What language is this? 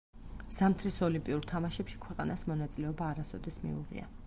Georgian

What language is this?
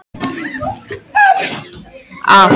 Icelandic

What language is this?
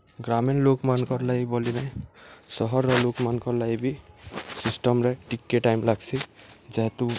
Odia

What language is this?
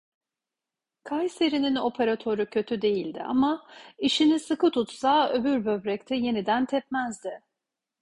Turkish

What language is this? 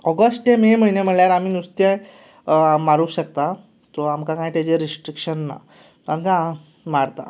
Konkani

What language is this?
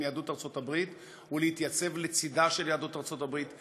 Hebrew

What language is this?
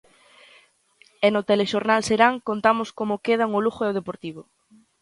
Galician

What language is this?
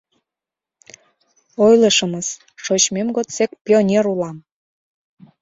Mari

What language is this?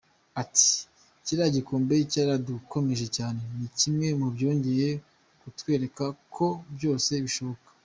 Kinyarwanda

